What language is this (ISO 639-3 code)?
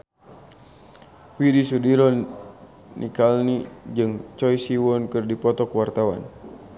sun